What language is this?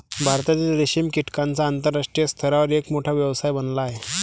Marathi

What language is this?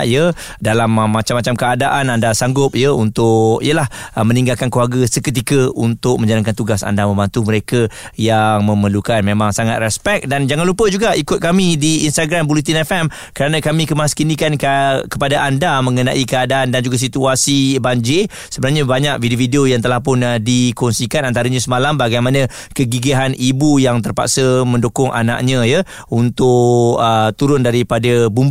Malay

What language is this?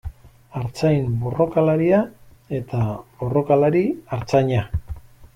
Basque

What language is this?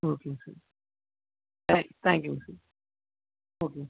Tamil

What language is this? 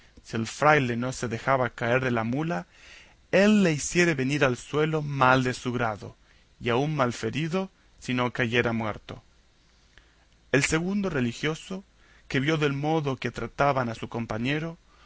Spanish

